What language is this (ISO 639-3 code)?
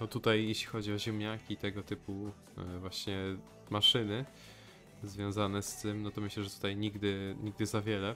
pol